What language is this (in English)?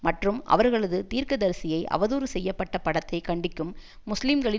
Tamil